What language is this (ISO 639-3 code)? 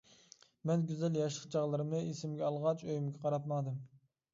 uig